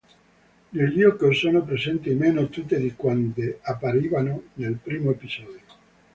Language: Italian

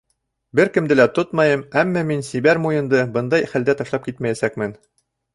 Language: Bashkir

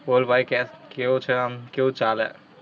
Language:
Gujarati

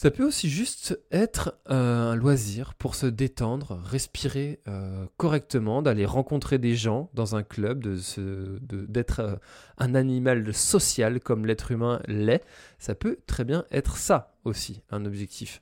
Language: French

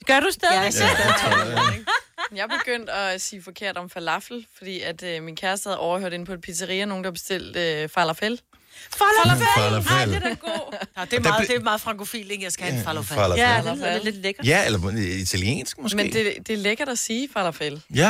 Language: Danish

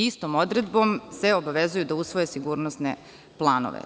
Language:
Serbian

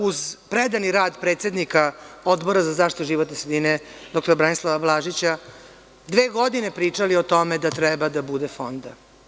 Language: Serbian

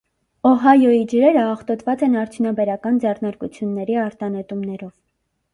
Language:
Armenian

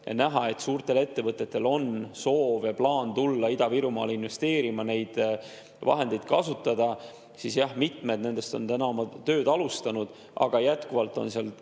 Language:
Estonian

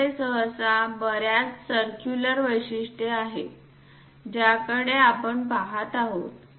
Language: Marathi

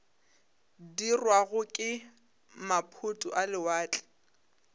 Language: Northern Sotho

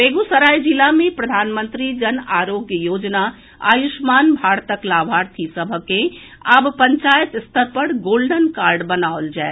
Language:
Maithili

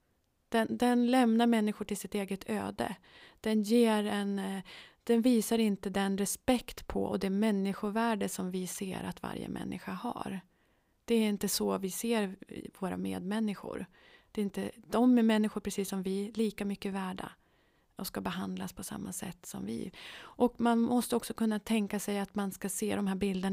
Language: Swedish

